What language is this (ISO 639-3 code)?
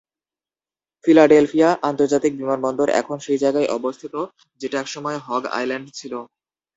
ben